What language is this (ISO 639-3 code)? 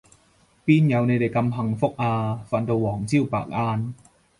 yue